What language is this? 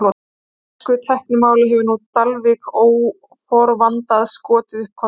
Icelandic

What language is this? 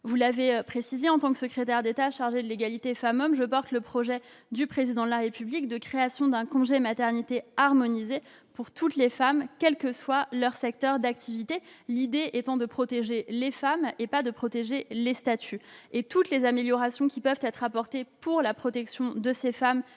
French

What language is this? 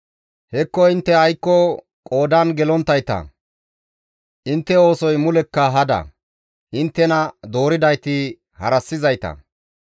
Gamo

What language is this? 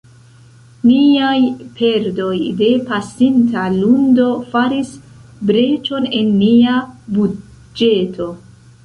Esperanto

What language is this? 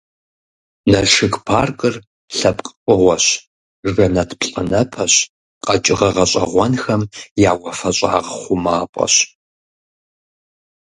Kabardian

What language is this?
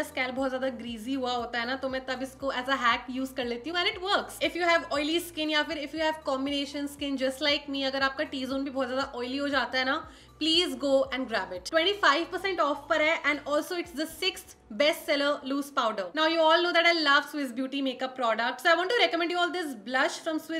Hindi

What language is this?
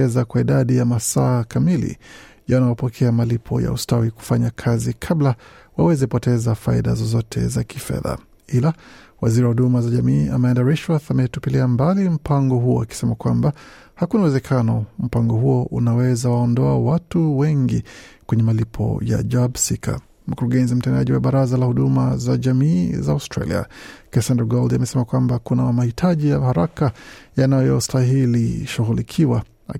Swahili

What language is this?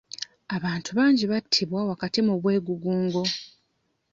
Ganda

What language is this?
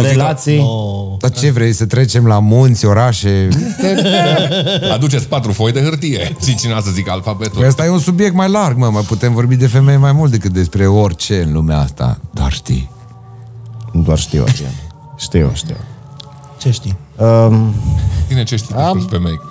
Romanian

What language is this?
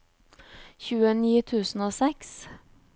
Norwegian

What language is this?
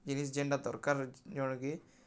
Odia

